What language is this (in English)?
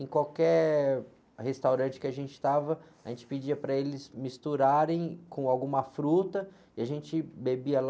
Portuguese